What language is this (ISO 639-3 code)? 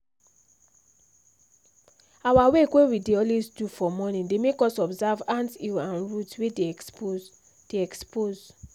pcm